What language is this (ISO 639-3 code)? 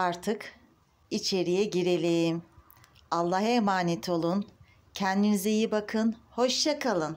tur